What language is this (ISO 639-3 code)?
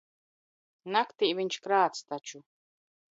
lav